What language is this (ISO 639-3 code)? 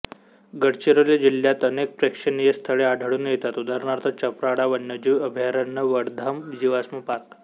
mar